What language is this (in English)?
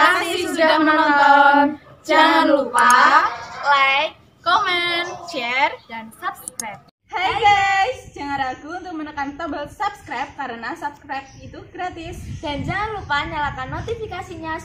Indonesian